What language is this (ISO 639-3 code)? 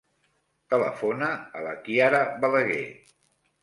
cat